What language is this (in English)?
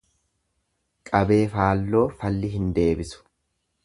Oromo